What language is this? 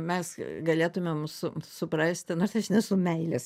Lithuanian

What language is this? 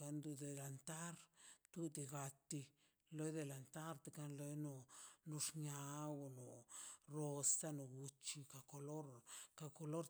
Mazaltepec Zapotec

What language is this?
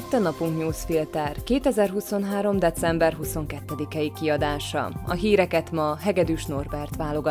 Hungarian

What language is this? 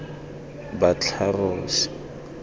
Tswana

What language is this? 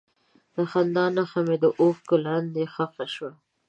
Pashto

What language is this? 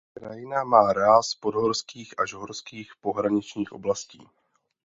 Czech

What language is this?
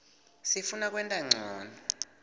Swati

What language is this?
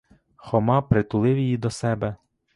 Ukrainian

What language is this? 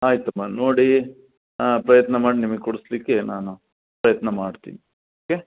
Kannada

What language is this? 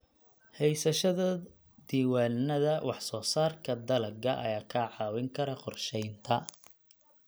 Somali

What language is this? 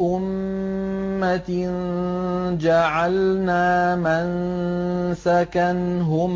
Arabic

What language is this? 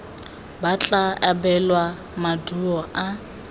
Tswana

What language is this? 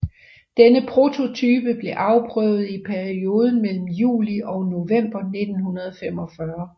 Danish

